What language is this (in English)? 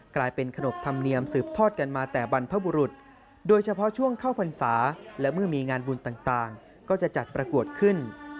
Thai